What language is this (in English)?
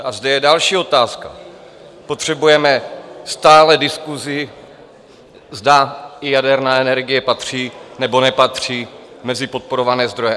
Czech